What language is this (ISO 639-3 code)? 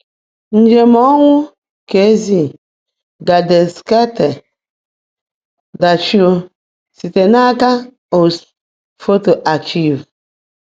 ibo